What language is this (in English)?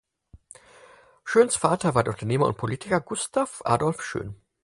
German